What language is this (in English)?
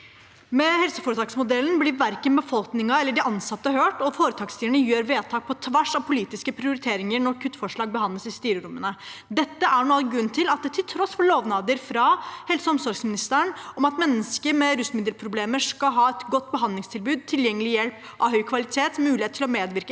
Norwegian